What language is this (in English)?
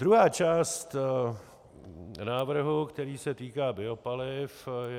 Czech